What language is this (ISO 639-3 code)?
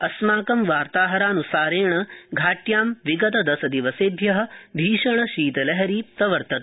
san